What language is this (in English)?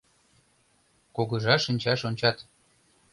Mari